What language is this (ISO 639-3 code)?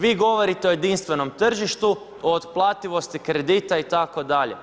hrv